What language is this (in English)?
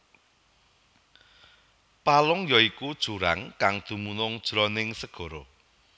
Javanese